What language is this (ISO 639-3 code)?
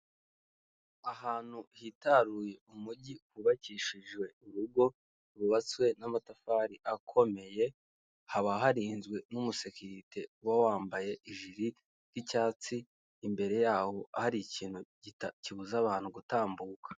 kin